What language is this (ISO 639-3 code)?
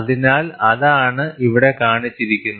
mal